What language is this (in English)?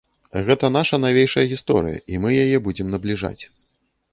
Belarusian